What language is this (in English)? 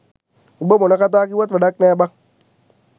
Sinhala